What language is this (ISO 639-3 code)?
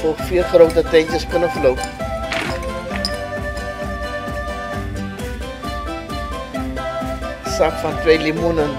nld